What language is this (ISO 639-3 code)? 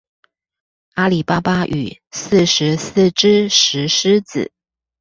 zho